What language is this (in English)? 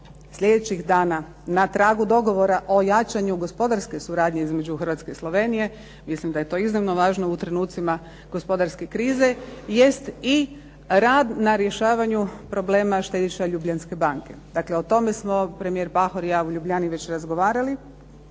Croatian